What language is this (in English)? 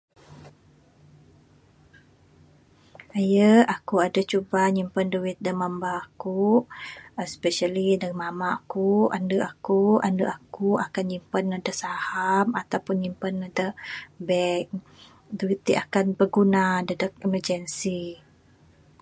Bukar-Sadung Bidayuh